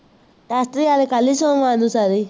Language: Punjabi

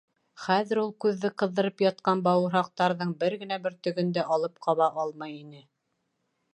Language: Bashkir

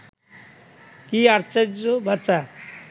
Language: Bangla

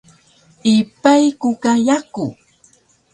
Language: Taroko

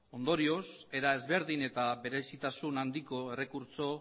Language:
Basque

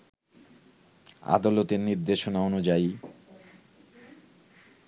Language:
Bangla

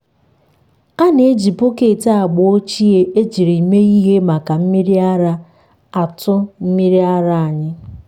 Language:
Igbo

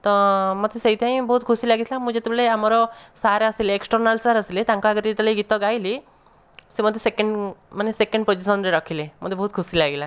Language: Odia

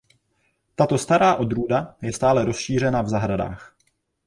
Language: Czech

